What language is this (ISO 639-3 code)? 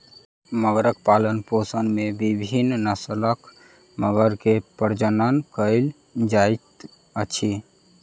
mai